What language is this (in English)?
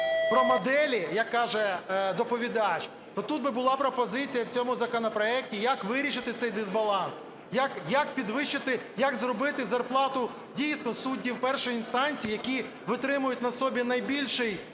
Ukrainian